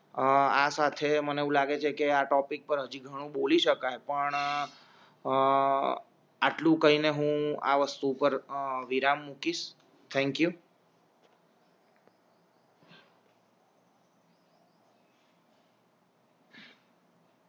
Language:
Gujarati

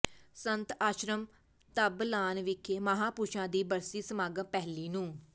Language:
Punjabi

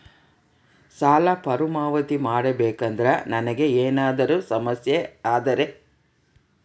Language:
Kannada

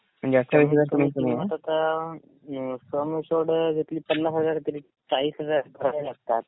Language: Marathi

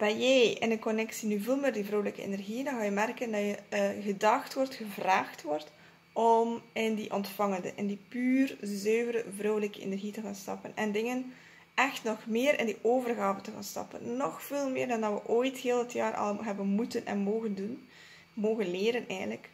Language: Dutch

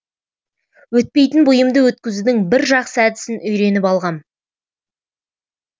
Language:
Kazakh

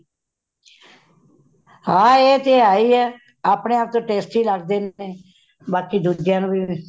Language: Punjabi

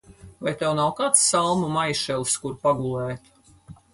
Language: Latvian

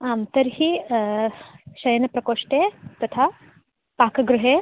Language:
Sanskrit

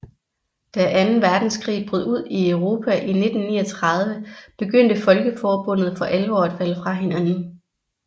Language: Danish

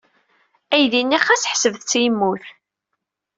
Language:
Kabyle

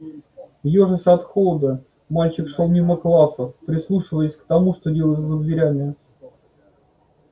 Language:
Russian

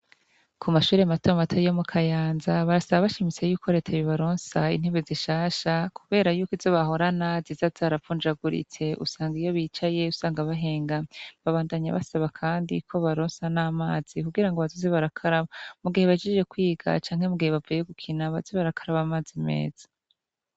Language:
Rundi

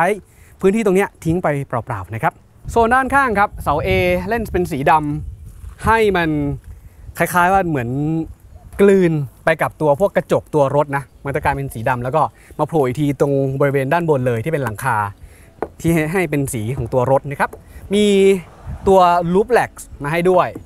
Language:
Thai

